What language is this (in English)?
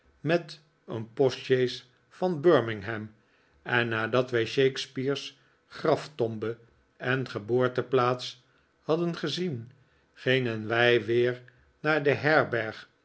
Dutch